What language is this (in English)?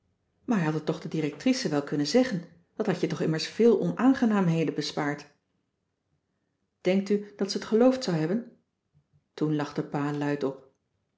Dutch